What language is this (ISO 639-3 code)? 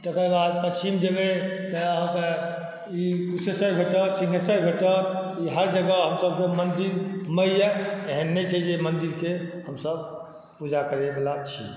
mai